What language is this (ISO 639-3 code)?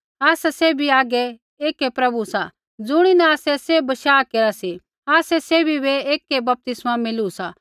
kfx